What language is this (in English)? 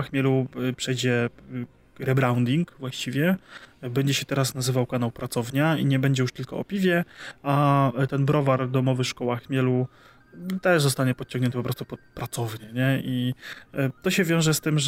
Polish